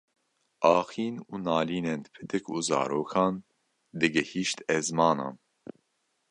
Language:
Kurdish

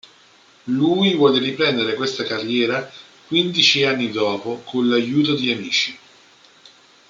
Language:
Italian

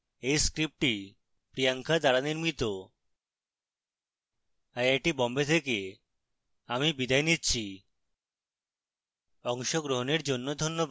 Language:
Bangla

